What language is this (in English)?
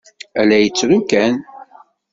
Kabyle